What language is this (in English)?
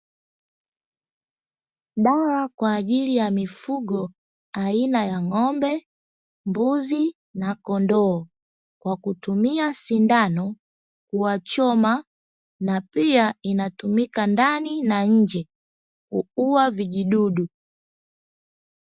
Swahili